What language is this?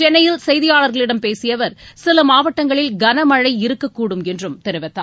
Tamil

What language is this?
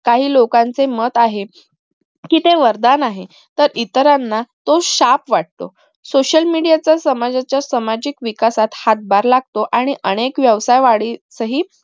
Marathi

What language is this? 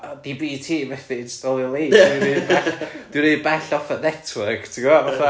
Welsh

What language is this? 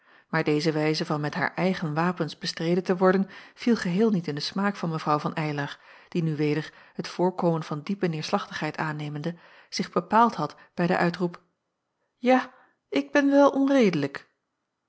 Dutch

